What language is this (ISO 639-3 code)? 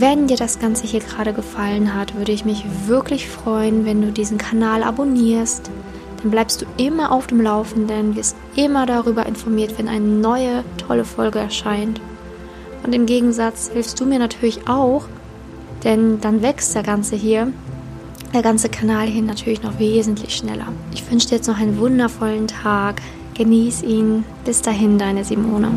deu